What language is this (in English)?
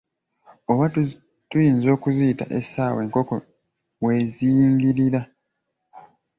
Ganda